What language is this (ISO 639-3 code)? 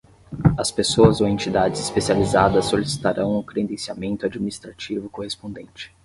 por